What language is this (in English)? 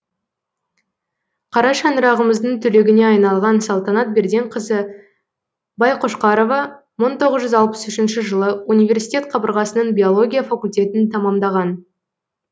Kazakh